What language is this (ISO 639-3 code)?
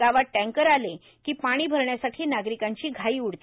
mar